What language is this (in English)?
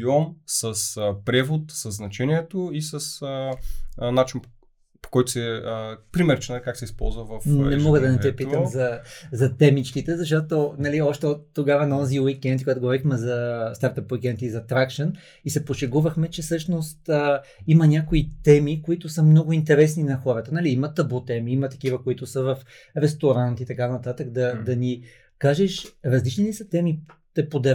Bulgarian